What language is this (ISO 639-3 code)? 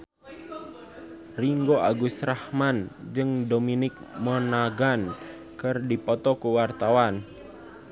sun